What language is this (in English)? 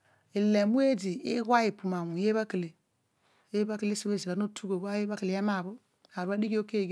Odual